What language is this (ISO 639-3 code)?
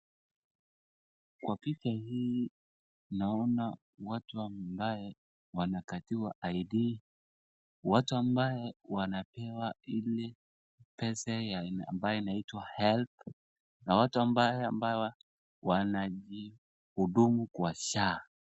swa